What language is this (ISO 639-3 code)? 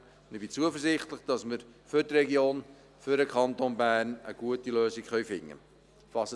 gsw